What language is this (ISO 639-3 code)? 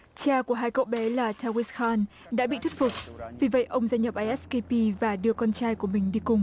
vie